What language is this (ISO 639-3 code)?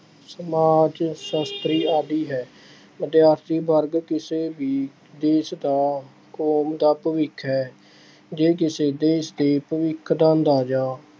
pan